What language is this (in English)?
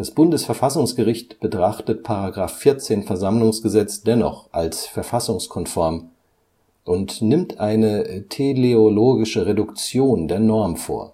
German